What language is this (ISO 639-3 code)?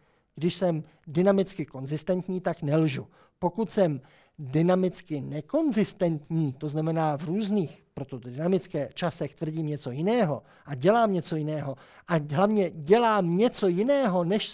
ces